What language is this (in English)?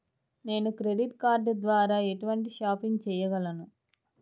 Telugu